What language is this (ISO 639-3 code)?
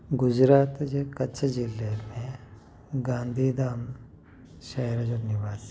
snd